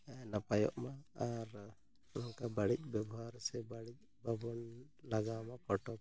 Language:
Santali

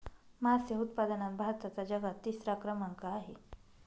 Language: Marathi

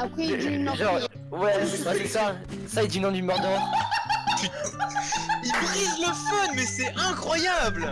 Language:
French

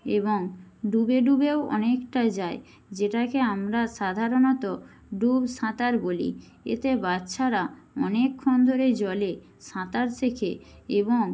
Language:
Bangla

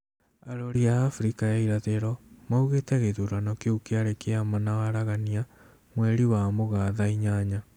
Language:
Kikuyu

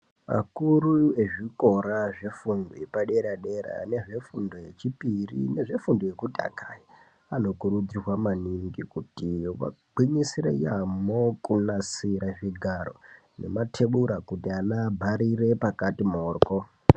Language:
Ndau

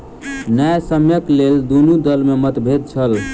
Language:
Maithili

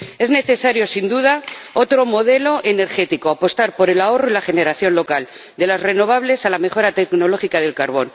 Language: Spanish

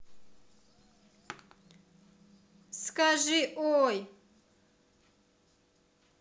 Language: Russian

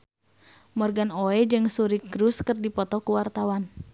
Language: Sundanese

